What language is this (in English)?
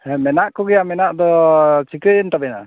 Santali